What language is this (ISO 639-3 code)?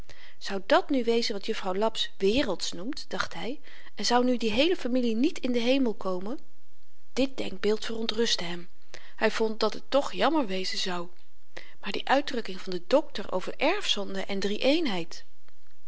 nld